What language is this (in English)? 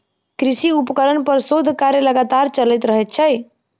Maithili